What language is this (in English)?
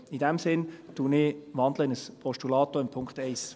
Swiss German